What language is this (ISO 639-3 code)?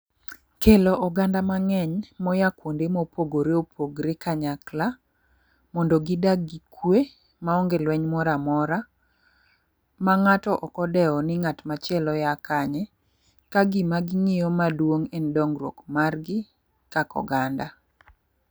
luo